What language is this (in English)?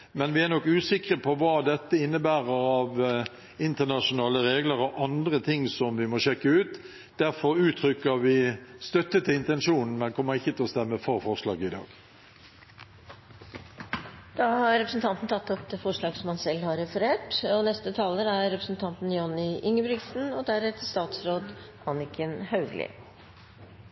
Norwegian